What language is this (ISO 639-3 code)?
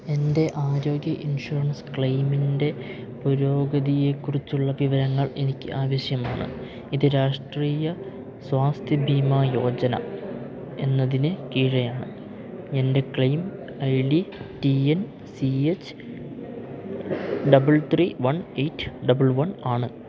mal